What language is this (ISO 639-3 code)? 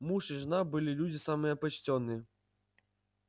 rus